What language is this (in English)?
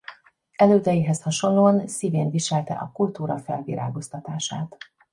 Hungarian